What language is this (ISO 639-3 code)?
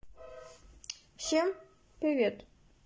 rus